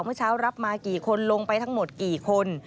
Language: Thai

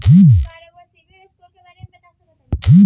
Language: Bhojpuri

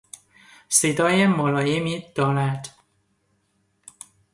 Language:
Persian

